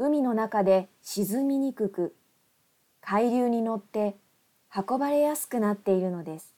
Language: Japanese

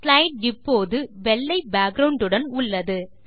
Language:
Tamil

